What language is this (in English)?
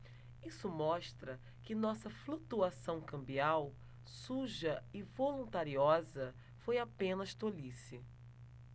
Portuguese